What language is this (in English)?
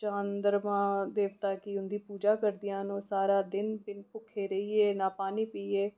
Dogri